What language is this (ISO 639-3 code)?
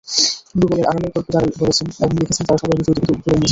ben